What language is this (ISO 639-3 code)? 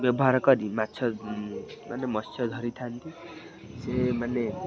ori